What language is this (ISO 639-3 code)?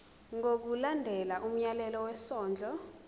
zul